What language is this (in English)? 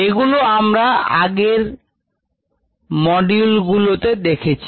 Bangla